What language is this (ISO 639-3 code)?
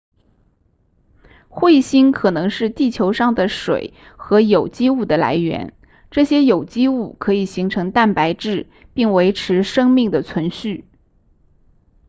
zho